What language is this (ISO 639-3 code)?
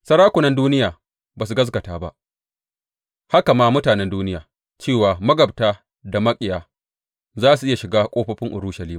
hau